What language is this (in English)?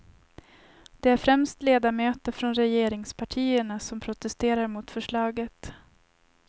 Swedish